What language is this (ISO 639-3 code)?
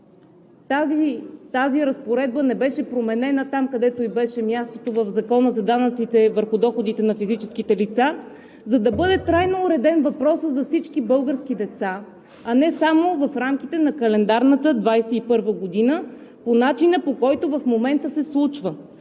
bul